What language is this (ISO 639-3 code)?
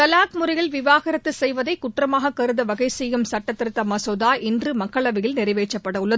tam